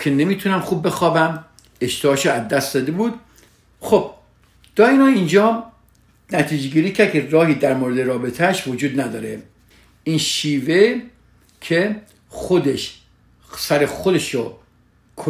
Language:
Persian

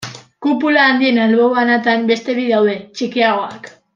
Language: Basque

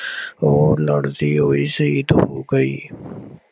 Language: Punjabi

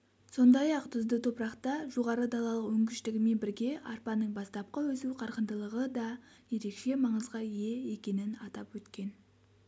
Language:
Kazakh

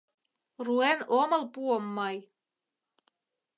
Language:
Mari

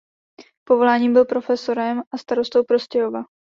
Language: Czech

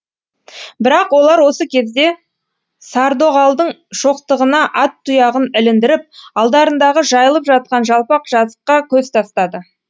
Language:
Kazakh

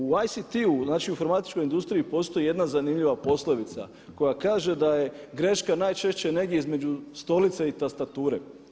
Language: Croatian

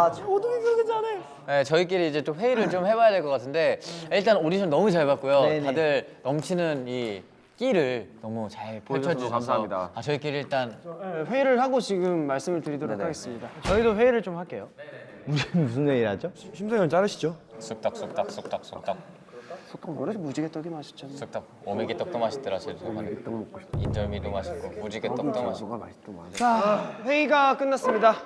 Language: Korean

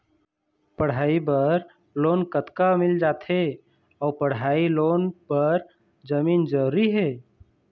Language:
Chhattisgarhi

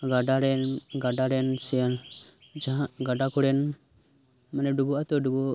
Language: Santali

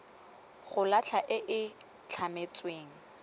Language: Tswana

